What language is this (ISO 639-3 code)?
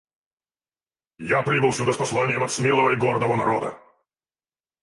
rus